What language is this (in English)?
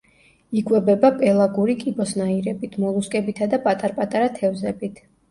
Georgian